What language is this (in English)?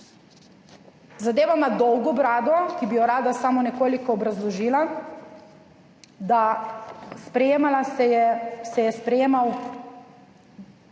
Slovenian